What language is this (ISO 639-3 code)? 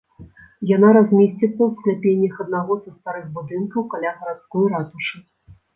bel